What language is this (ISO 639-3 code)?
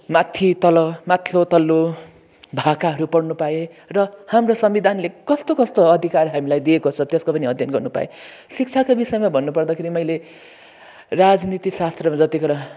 nep